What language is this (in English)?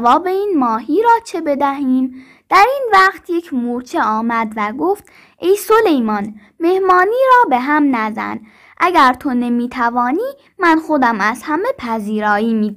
Persian